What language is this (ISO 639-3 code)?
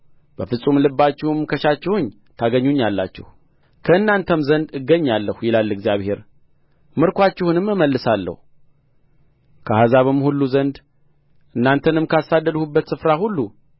amh